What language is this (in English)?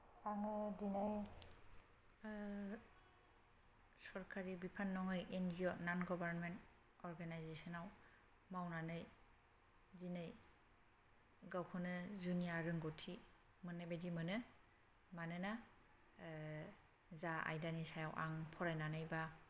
Bodo